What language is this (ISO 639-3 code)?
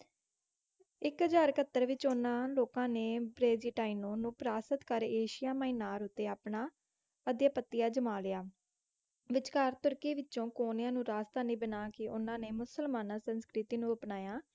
pan